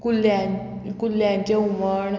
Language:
Konkani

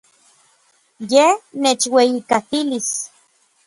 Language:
Orizaba Nahuatl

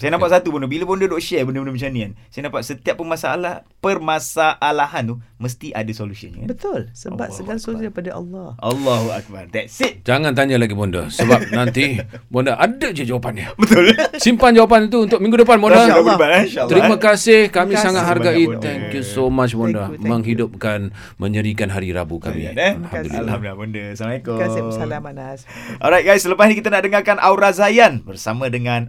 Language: Malay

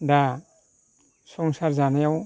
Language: Bodo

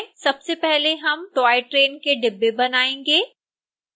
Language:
Hindi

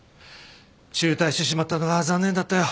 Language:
Japanese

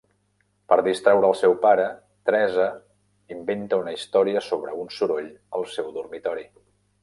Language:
Catalan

